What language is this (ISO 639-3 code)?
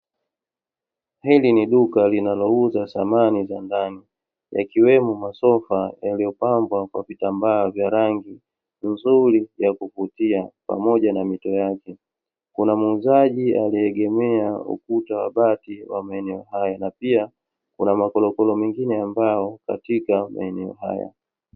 swa